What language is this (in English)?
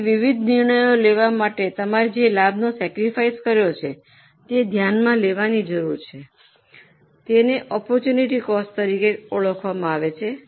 Gujarati